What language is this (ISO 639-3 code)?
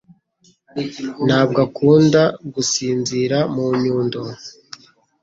kin